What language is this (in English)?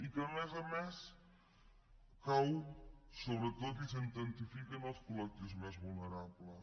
Catalan